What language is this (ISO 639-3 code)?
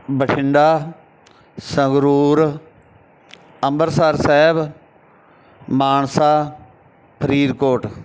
pan